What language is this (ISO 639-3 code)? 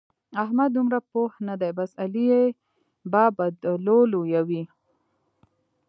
pus